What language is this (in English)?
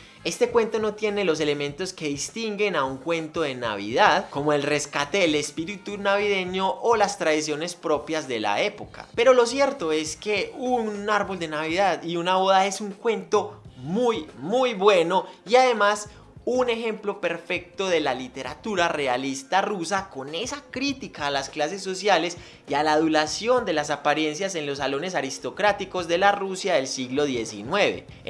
Spanish